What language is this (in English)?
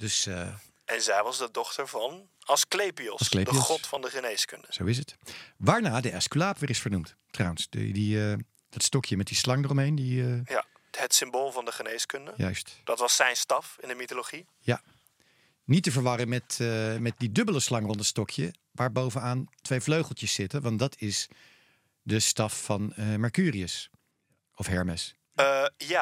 Dutch